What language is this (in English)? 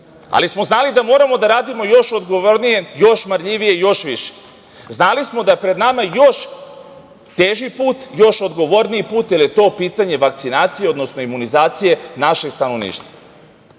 Serbian